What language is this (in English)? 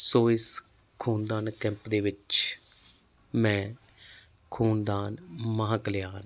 Punjabi